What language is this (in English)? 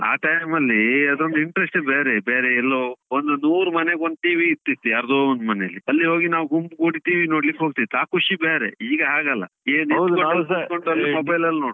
Kannada